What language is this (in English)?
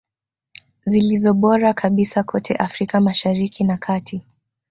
Swahili